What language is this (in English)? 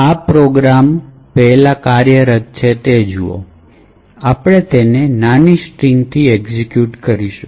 Gujarati